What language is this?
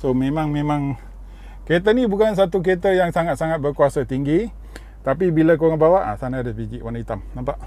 Malay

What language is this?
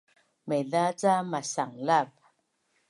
Bunun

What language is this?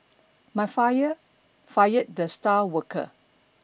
English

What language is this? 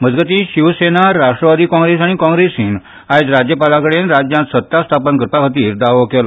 Konkani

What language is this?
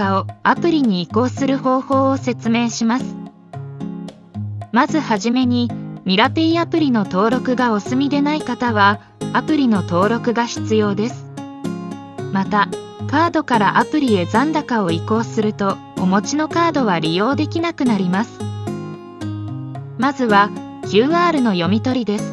Japanese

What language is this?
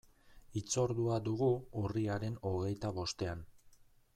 Basque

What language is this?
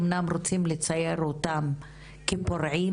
Hebrew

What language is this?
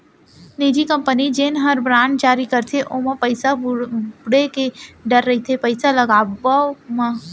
Chhattisgarhi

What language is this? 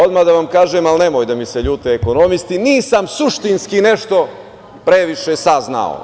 Serbian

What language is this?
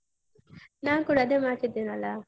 Kannada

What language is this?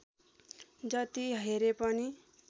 Nepali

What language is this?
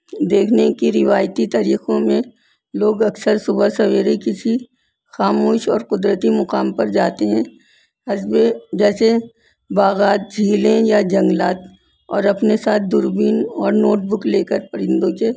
Urdu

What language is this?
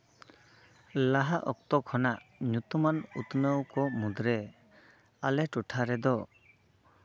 Santali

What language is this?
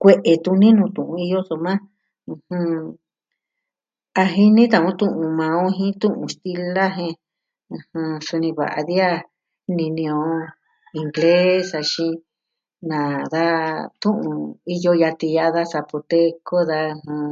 Southwestern Tlaxiaco Mixtec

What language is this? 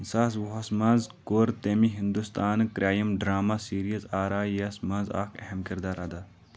Kashmiri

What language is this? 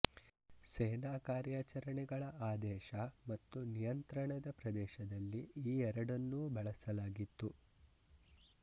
Kannada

